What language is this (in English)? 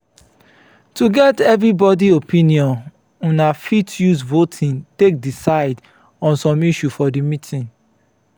Nigerian Pidgin